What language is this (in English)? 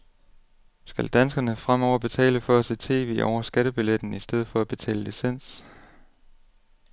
Danish